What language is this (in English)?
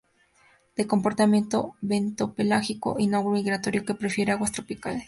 Spanish